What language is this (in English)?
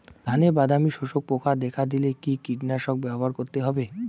Bangla